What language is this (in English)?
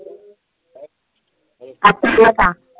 Marathi